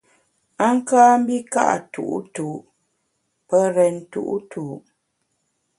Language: Bamun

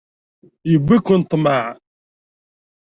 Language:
Kabyle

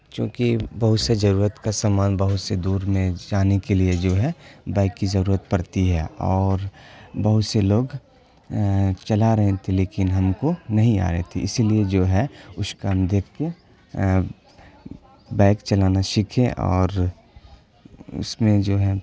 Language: Urdu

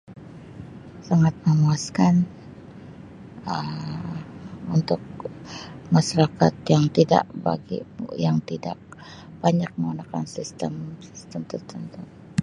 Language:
Sabah Malay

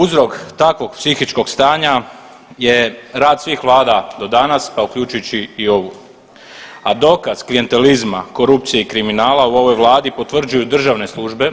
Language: Croatian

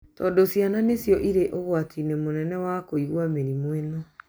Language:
Kikuyu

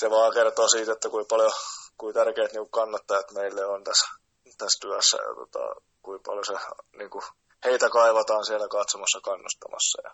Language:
Finnish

